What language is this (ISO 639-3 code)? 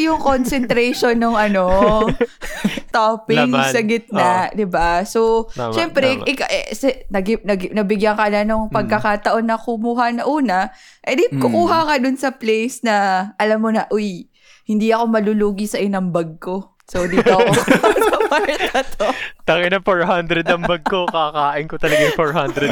fil